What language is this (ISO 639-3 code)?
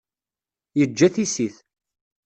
kab